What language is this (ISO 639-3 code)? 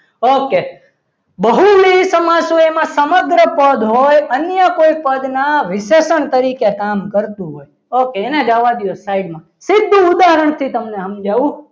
guj